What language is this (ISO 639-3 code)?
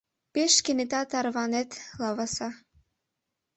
chm